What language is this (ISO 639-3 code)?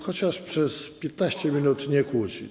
pol